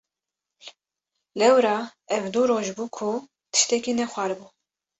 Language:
Kurdish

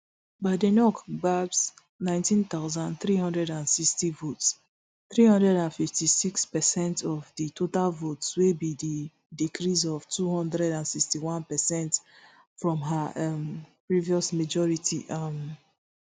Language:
Nigerian Pidgin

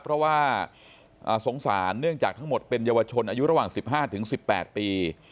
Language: Thai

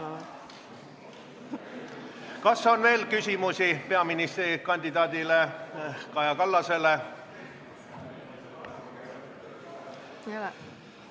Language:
Estonian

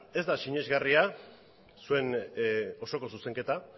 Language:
Basque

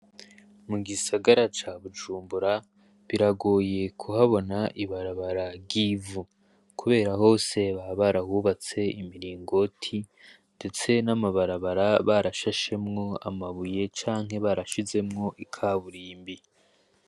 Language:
Rundi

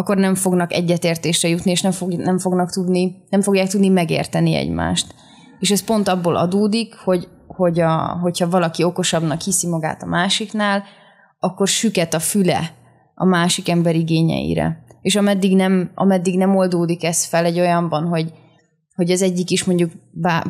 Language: Hungarian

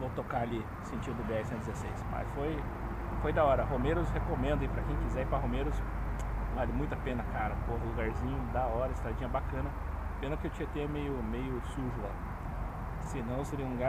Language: Portuguese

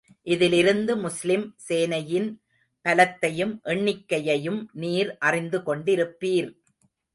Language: Tamil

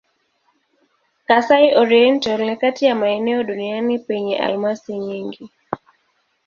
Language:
Swahili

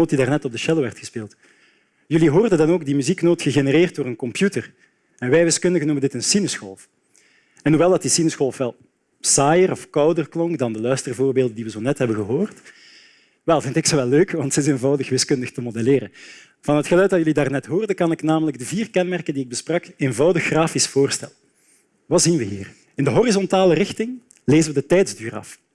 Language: Dutch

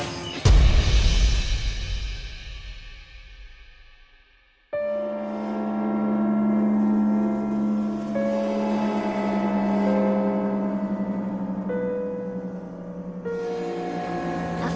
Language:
Indonesian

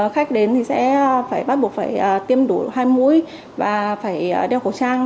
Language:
Vietnamese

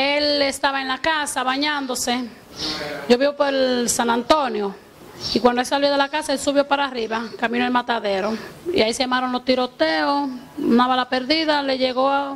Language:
Spanish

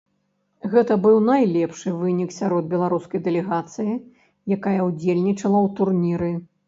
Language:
Belarusian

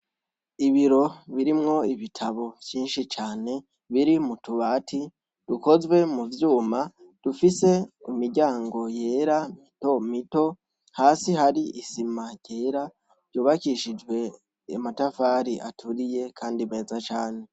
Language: Rundi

